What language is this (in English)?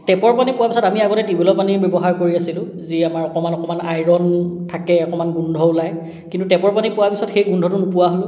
Assamese